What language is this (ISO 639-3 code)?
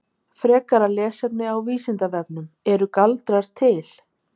isl